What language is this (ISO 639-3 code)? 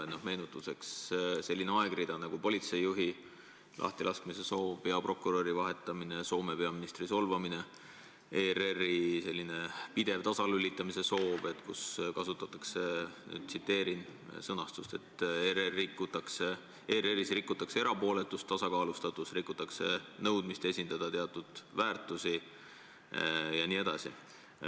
est